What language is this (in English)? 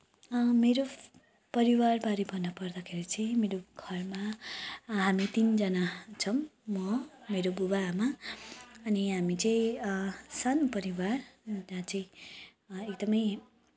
Nepali